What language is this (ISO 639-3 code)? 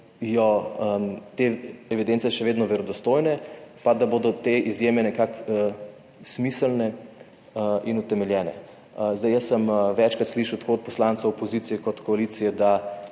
slv